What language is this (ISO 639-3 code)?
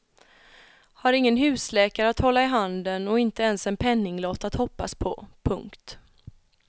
swe